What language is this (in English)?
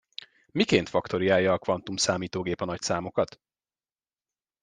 Hungarian